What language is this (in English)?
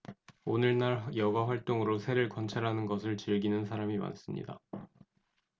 Korean